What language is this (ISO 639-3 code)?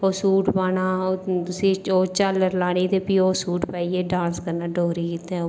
doi